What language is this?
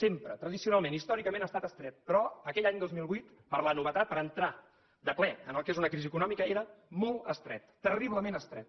Catalan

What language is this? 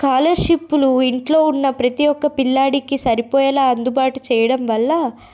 Telugu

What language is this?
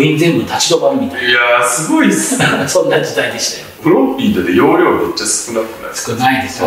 Japanese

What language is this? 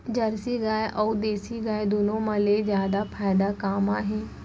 Chhattisgarhi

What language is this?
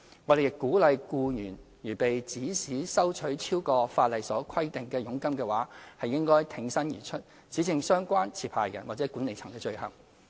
Cantonese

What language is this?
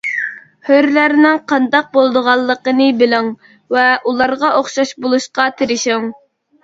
Uyghur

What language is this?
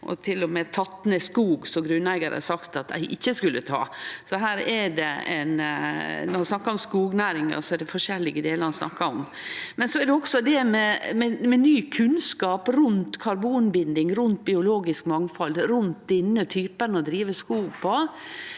Norwegian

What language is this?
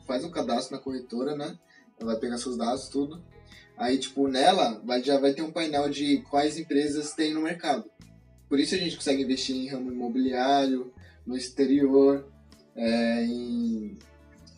Portuguese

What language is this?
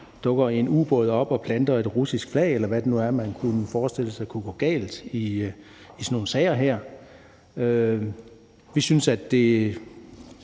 Danish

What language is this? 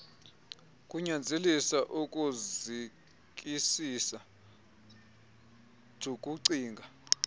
Xhosa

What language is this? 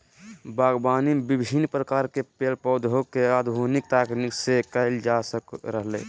Magahi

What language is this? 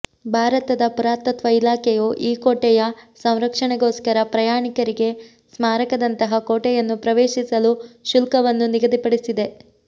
Kannada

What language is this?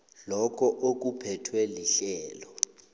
South Ndebele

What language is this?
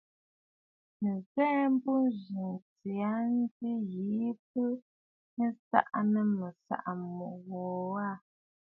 Bafut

